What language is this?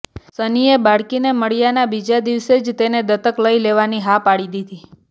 Gujarati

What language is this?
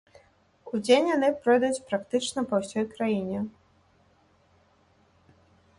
Belarusian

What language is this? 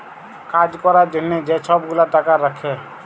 Bangla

